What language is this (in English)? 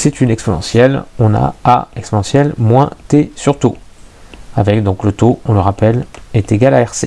French